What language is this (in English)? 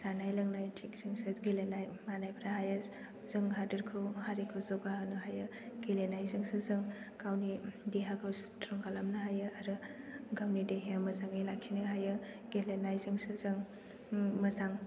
Bodo